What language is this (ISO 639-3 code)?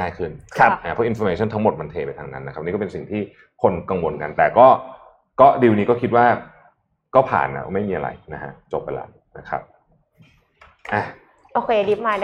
tha